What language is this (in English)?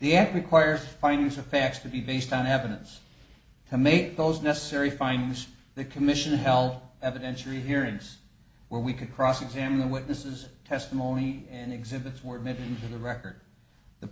English